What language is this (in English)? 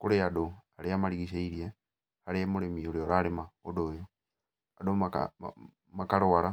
Kikuyu